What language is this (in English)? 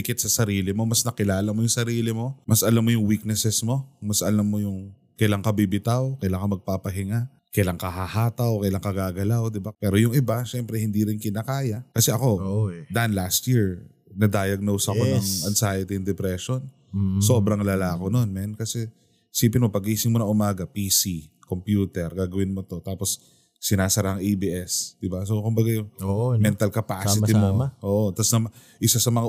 Filipino